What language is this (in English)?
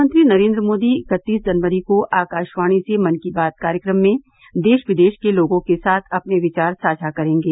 Hindi